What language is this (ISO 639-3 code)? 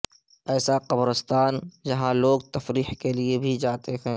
urd